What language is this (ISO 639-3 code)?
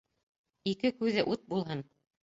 bak